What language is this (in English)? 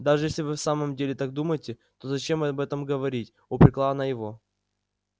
Russian